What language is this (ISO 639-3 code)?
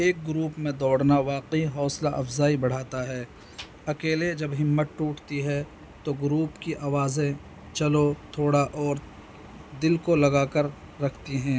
urd